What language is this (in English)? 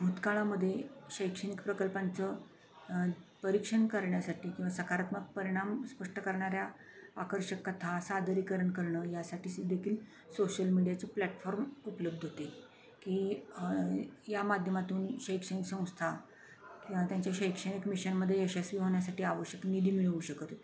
Marathi